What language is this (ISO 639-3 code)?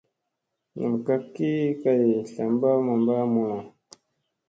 mse